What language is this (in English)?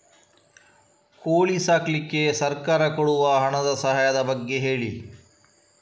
Kannada